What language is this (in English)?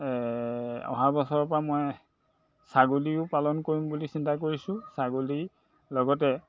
Assamese